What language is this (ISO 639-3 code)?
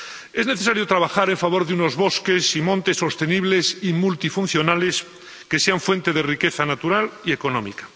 spa